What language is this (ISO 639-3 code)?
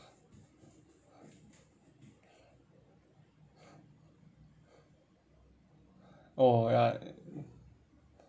eng